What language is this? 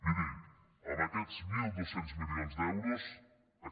Catalan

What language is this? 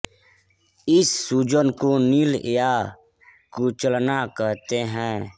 Hindi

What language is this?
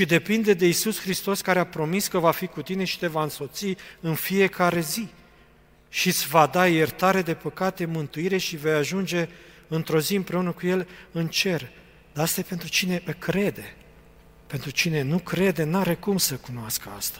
Romanian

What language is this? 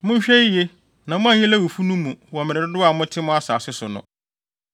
Akan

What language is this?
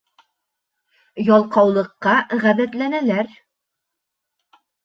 Bashkir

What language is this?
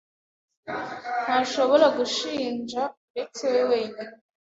Kinyarwanda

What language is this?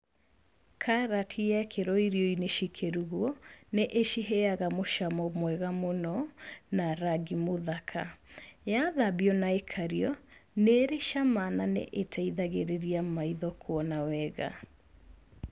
Kikuyu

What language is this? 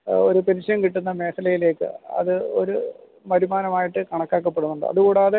Malayalam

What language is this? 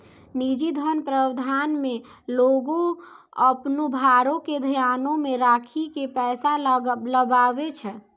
Maithili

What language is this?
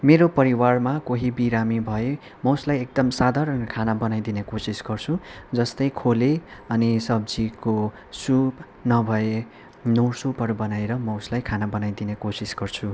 Nepali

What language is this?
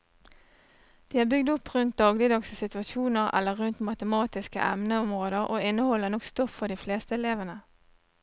Norwegian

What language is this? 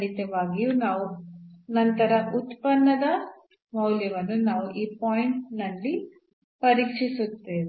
Kannada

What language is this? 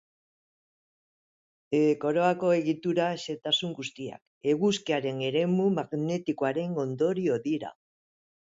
Basque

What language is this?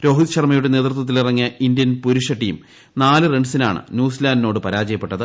Malayalam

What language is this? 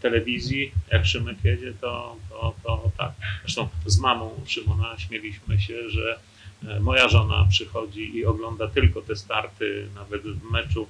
Polish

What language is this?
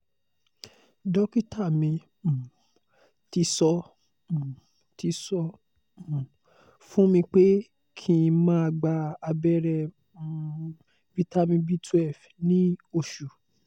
Yoruba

